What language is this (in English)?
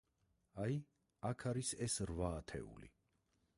Georgian